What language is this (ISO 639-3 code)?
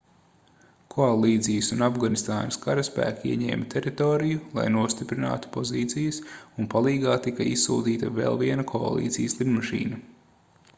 lav